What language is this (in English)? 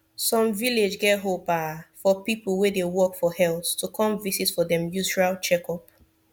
Nigerian Pidgin